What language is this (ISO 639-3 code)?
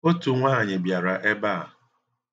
ibo